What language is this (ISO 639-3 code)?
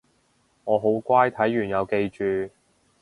yue